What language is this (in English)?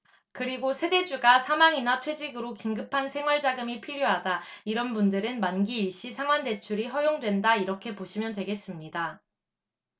Korean